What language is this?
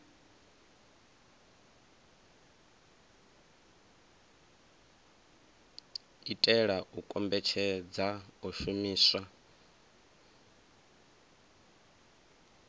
Venda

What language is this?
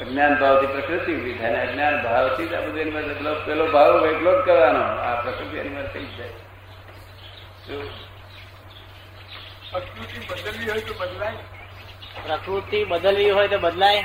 Gujarati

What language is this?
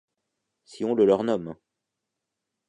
French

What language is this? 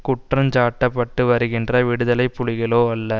Tamil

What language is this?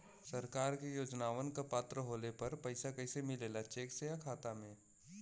Bhojpuri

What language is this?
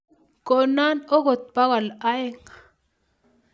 Kalenjin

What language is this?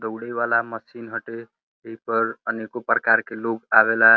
Bhojpuri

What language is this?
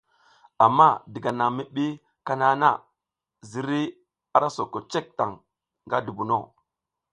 South Giziga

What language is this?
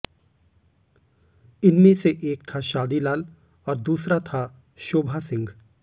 Hindi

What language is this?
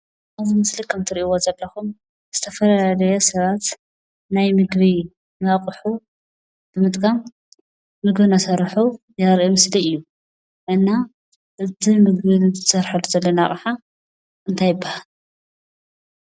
Tigrinya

